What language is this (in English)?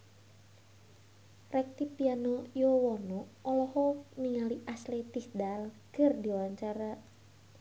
Sundanese